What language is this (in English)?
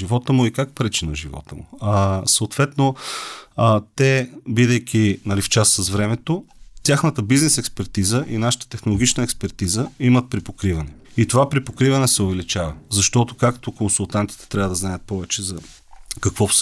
Bulgarian